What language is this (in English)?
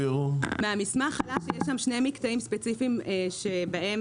Hebrew